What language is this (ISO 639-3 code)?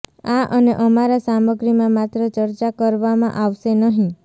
guj